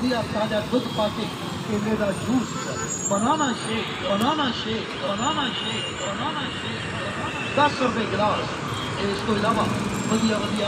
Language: Romanian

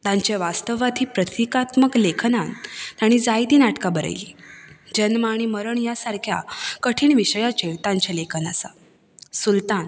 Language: Konkani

